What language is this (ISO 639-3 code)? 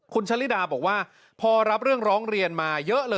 tha